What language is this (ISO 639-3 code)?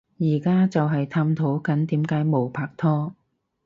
yue